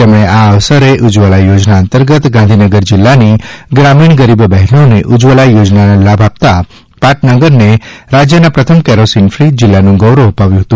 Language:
Gujarati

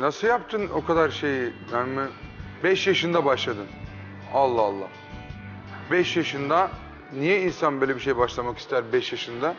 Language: Turkish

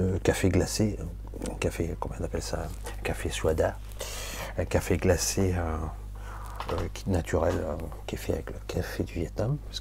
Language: French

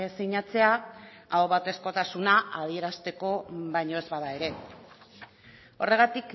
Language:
Basque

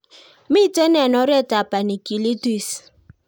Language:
Kalenjin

